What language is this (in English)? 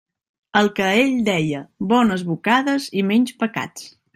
Catalan